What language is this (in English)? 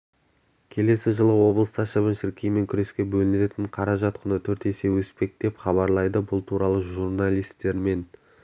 Kazakh